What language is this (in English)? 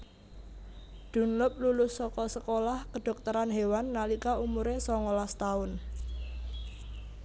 Javanese